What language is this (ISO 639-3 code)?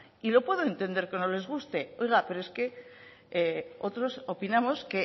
spa